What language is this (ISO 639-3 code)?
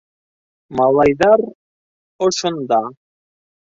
bak